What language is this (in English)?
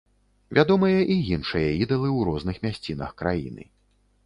Belarusian